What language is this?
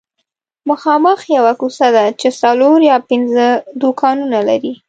Pashto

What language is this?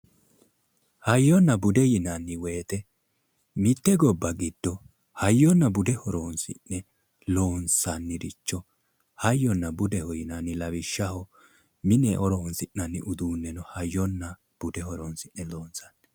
Sidamo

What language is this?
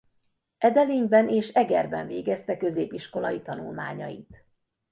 Hungarian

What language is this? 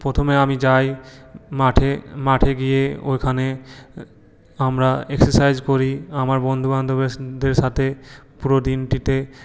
Bangla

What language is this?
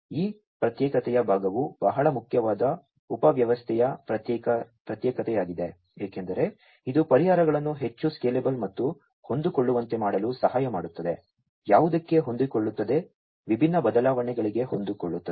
Kannada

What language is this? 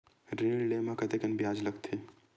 Chhattisgarhi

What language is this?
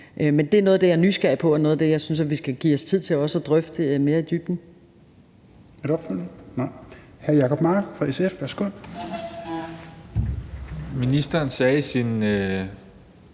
Danish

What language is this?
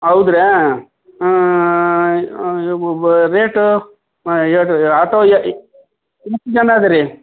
Kannada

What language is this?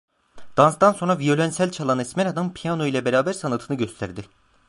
Turkish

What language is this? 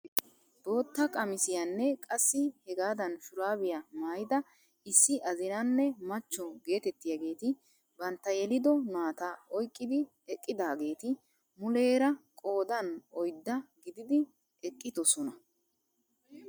Wolaytta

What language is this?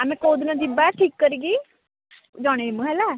Odia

